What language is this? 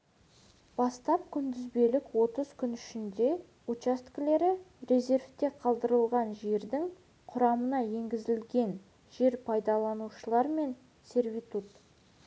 Kazakh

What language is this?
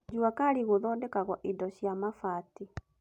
Kikuyu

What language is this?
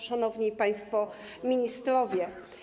Polish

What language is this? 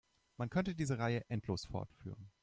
German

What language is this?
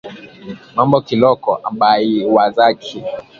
Swahili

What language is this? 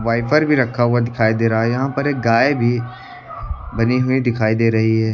Hindi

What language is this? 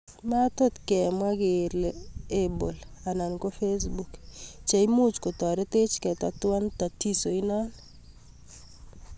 Kalenjin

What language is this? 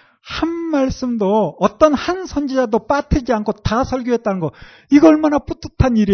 Korean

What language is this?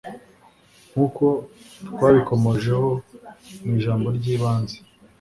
Kinyarwanda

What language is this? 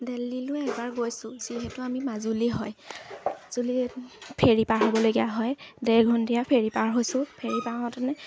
Assamese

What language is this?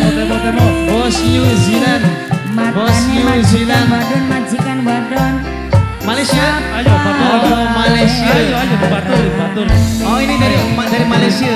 Indonesian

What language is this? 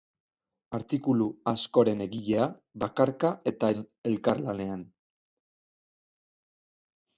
Basque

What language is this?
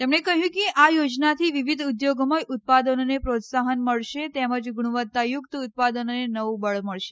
Gujarati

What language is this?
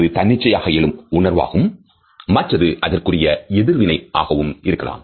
Tamil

